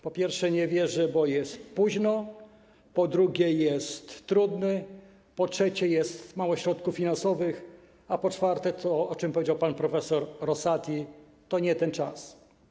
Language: Polish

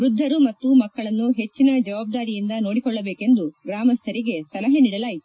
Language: Kannada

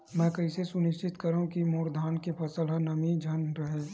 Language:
Chhattisgarhi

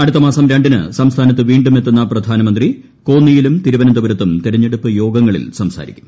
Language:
Malayalam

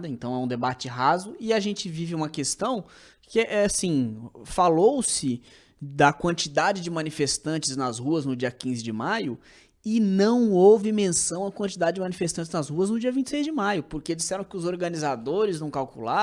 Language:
Portuguese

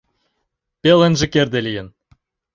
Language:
Mari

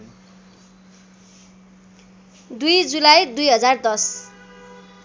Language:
Nepali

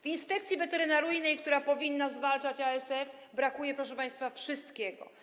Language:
Polish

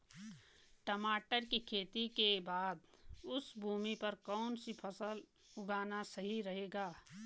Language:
Hindi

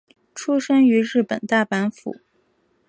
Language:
Chinese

